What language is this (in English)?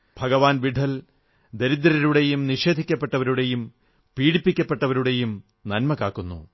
Malayalam